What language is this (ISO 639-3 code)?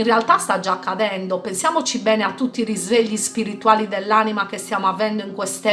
ita